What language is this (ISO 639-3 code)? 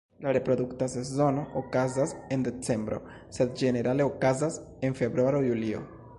epo